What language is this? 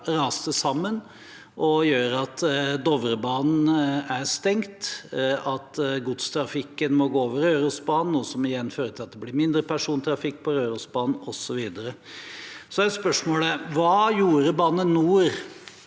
Norwegian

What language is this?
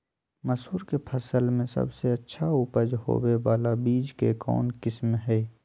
Magahi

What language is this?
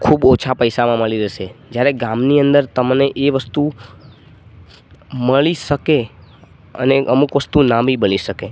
Gujarati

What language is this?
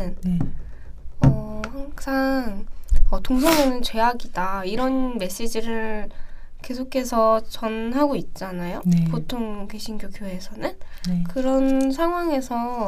Korean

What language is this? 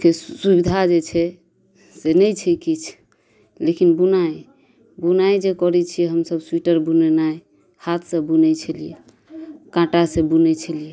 Maithili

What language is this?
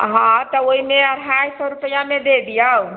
Maithili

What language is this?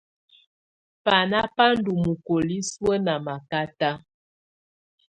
Tunen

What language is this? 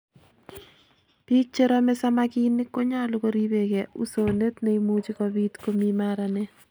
Kalenjin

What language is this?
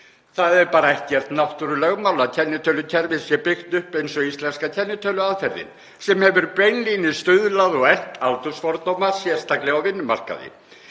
Icelandic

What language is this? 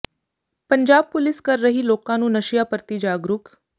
Punjabi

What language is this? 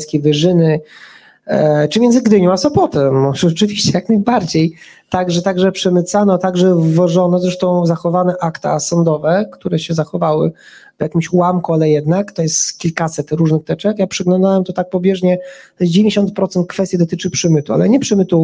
Polish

